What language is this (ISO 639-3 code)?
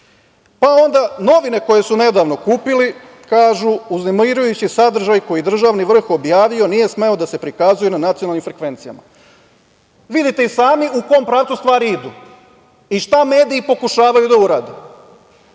srp